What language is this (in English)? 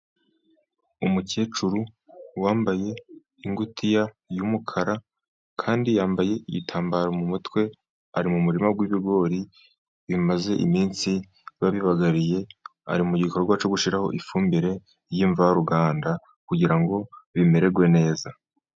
Kinyarwanda